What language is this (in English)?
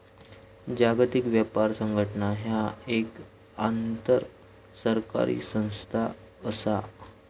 Marathi